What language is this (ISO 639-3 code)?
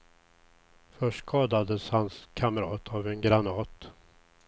swe